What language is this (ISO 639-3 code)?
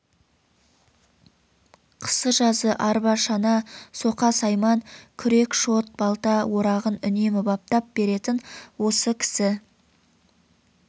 kaz